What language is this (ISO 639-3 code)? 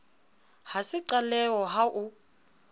sot